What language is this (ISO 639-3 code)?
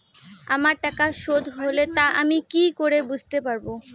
ben